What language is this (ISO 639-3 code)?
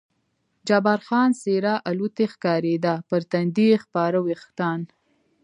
pus